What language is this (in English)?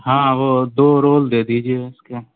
Urdu